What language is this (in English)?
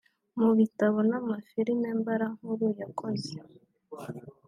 Kinyarwanda